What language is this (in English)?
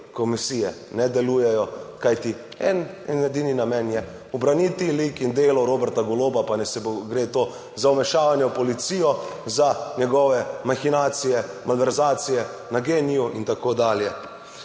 Slovenian